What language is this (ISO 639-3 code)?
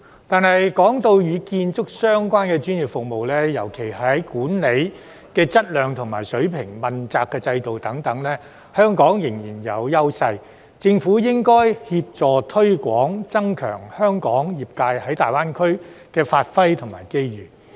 yue